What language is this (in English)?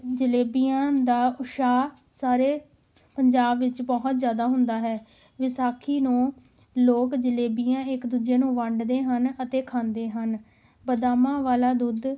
Punjabi